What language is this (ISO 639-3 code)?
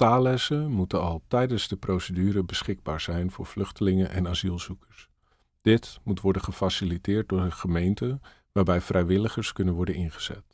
nld